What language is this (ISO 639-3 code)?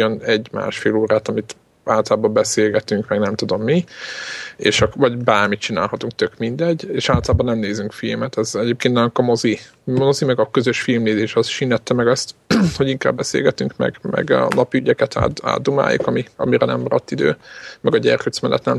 hun